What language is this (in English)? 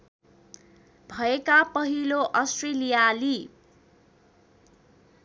Nepali